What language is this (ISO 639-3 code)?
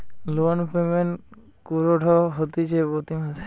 ben